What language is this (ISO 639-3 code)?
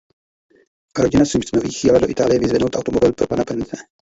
ces